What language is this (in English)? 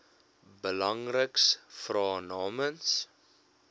Afrikaans